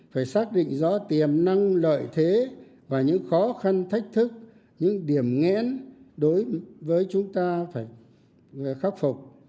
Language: Vietnamese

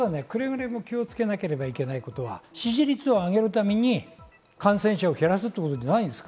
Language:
Japanese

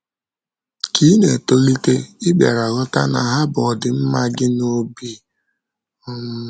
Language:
Igbo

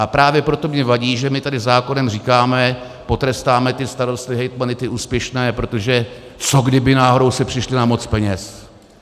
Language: Czech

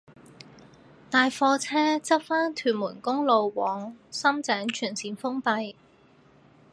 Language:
Cantonese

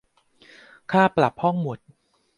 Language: Thai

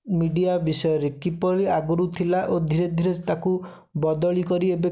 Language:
Odia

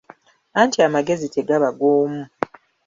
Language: Ganda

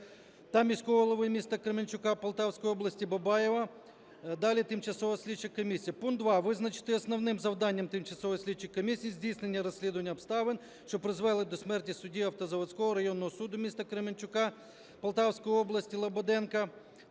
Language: Ukrainian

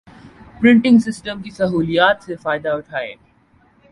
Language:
Urdu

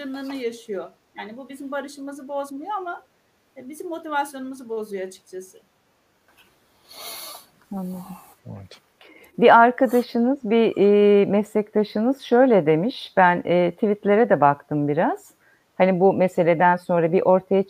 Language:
Turkish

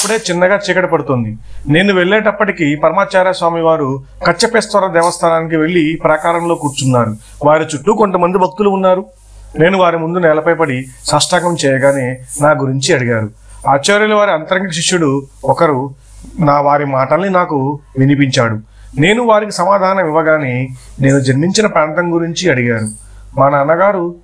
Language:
Telugu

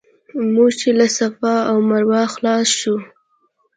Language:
Pashto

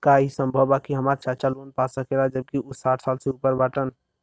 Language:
Bhojpuri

